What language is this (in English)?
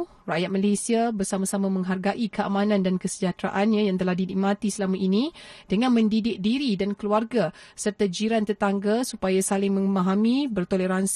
Malay